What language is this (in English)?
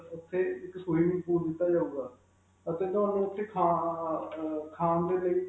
Punjabi